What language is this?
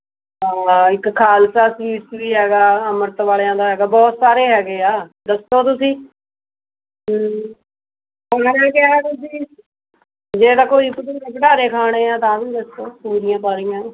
Punjabi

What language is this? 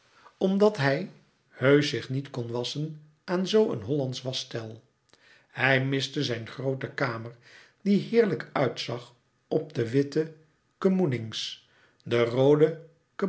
Dutch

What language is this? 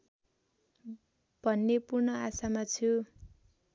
Nepali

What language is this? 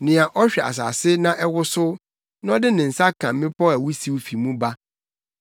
Akan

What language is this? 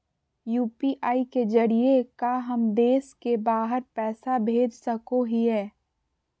Magahi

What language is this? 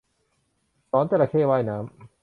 Thai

